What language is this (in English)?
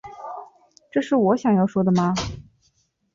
Chinese